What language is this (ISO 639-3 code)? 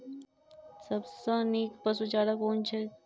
mai